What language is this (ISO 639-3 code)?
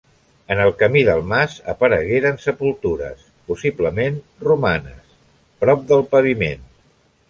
cat